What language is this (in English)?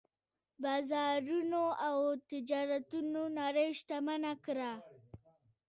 Pashto